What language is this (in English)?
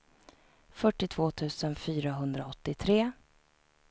Swedish